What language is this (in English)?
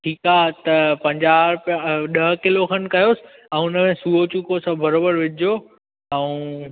Sindhi